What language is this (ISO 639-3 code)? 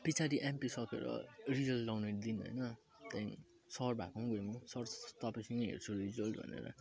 nep